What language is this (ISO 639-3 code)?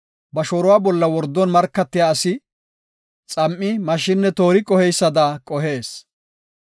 gof